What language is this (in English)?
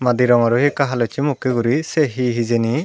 Chakma